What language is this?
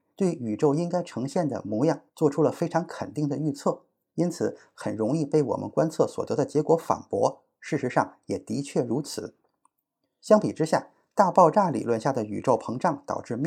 Chinese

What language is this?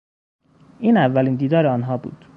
Persian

